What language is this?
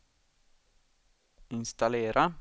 Swedish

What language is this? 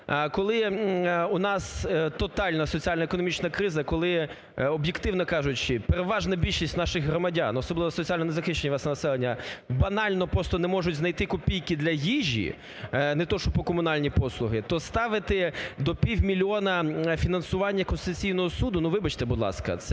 Ukrainian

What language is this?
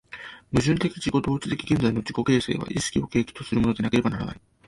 Japanese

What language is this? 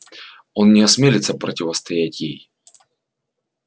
Russian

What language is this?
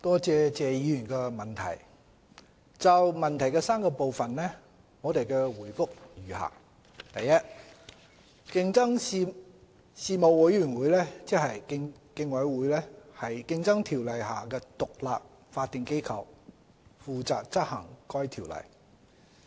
Cantonese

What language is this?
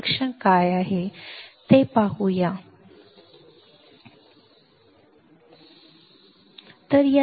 Marathi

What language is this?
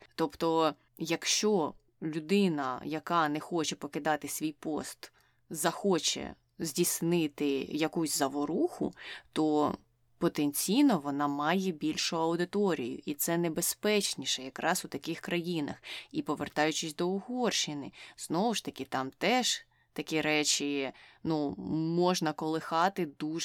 Ukrainian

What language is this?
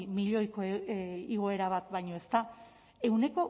Basque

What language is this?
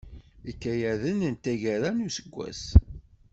Kabyle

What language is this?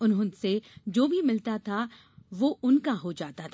Hindi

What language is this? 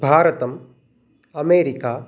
Sanskrit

